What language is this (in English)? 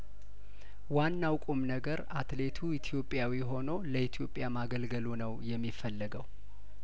Amharic